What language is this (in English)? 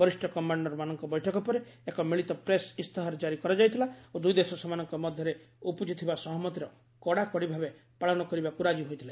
Odia